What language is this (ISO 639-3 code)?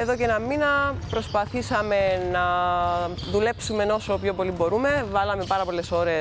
ell